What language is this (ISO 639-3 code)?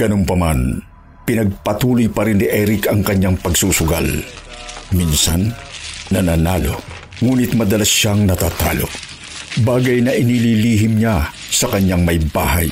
fil